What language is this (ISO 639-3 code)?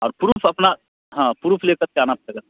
hin